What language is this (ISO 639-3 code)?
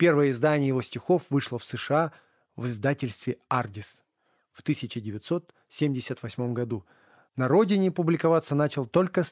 rus